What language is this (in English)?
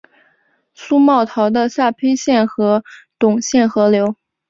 Chinese